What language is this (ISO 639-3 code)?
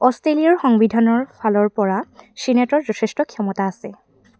asm